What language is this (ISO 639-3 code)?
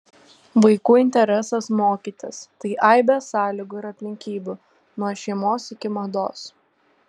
lit